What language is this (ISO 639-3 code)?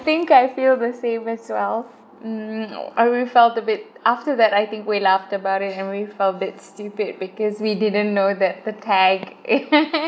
eng